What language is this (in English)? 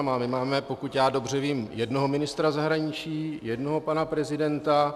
Czech